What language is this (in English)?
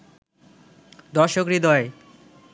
Bangla